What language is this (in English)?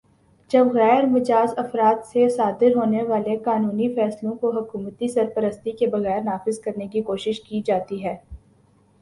Urdu